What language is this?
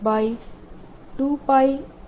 Gujarati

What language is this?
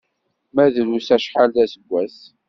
Kabyle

